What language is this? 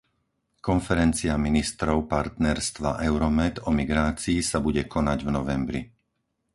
Slovak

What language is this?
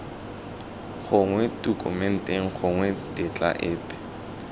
Tswana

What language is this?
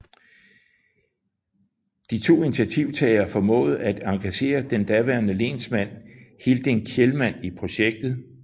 Danish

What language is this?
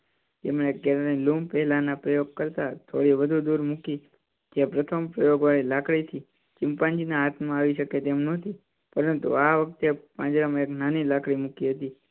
Gujarati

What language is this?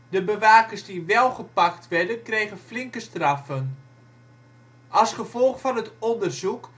Dutch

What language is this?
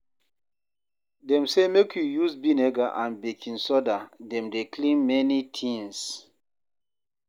Nigerian Pidgin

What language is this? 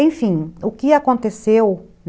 Portuguese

